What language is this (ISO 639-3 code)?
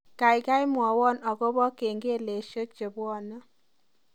kln